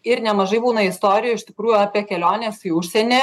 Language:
Lithuanian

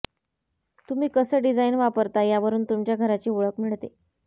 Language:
Marathi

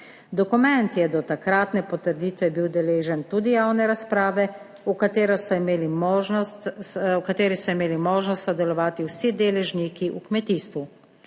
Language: Slovenian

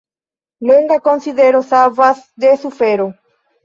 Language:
Esperanto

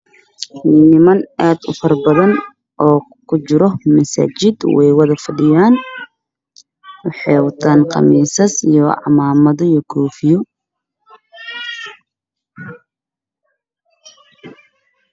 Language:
Somali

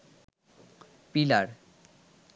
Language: Bangla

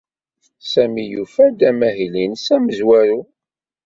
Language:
Kabyle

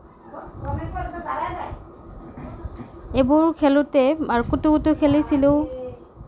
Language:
Assamese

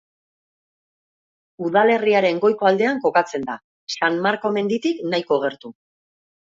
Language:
Basque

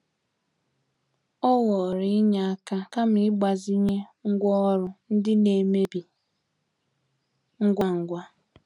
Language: Igbo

